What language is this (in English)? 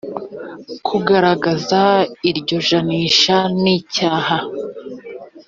Kinyarwanda